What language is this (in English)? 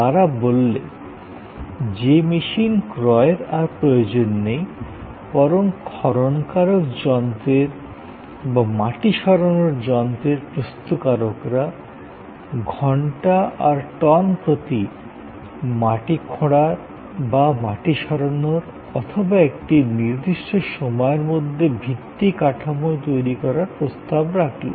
Bangla